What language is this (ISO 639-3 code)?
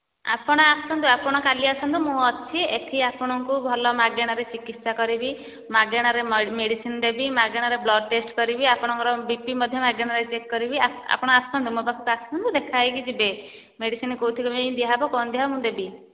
ori